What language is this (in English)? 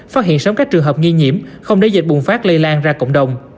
Vietnamese